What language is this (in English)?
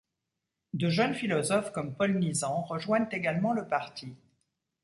French